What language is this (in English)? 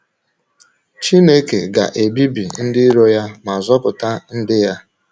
Igbo